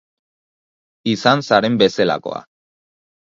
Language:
Basque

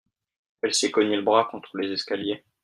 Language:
French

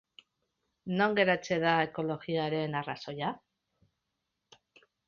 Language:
Basque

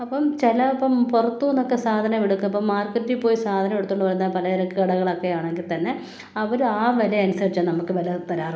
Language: Malayalam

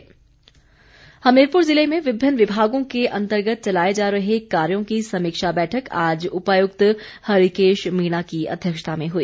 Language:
Hindi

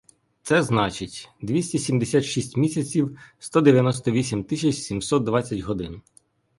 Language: Ukrainian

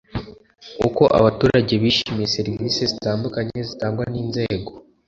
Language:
Kinyarwanda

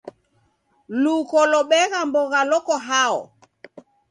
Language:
Taita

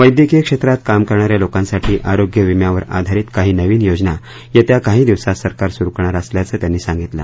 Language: Marathi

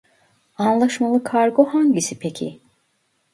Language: Turkish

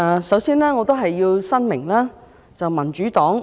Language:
Cantonese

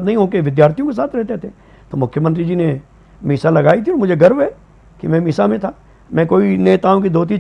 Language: Hindi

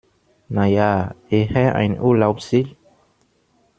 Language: German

